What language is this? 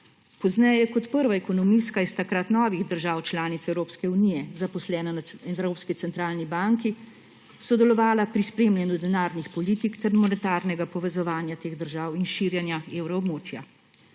Slovenian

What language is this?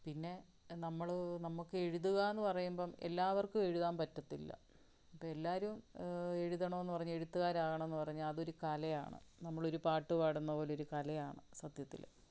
Malayalam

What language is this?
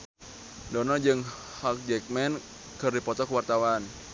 Sundanese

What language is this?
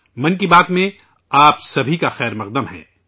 Urdu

